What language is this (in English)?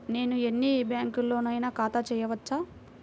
Telugu